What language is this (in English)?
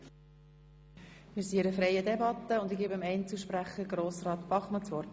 Swiss German